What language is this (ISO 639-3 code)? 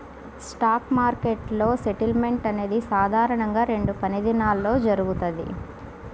tel